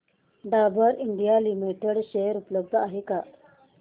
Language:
Marathi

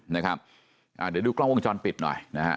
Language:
Thai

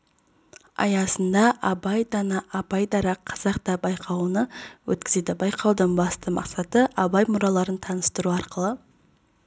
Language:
Kazakh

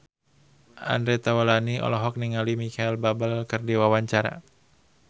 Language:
Sundanese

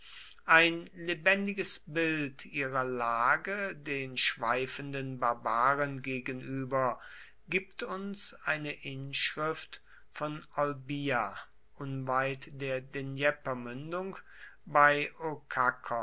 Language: German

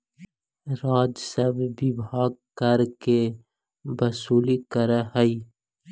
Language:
Magahi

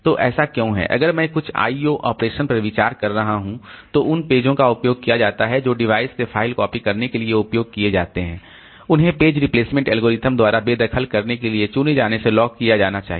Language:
Hindi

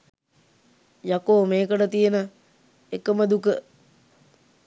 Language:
Sinhala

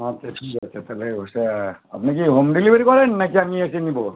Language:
Bangla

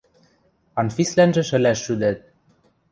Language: Western Mari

